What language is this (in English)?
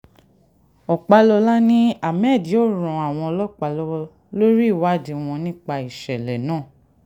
Yoruba